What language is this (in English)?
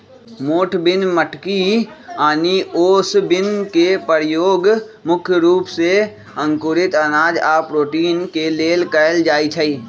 Magahi